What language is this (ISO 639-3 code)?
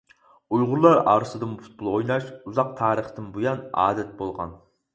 uig